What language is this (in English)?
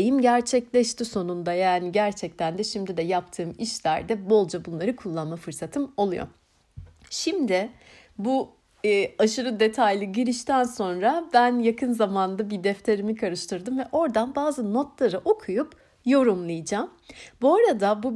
Turkish